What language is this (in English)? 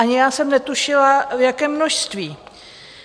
Czech